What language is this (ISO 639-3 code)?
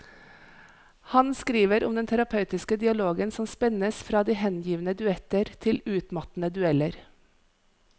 nor